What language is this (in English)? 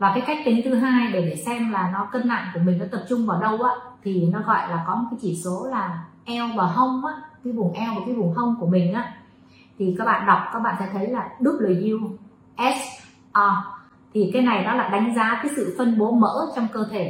Vietnamese